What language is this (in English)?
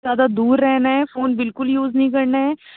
Urdu